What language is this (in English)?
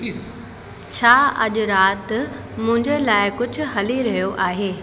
Sindhi